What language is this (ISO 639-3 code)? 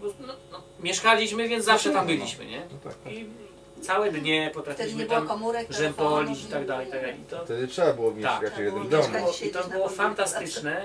pol